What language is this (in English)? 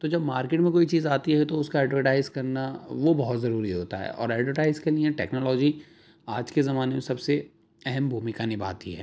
Urdu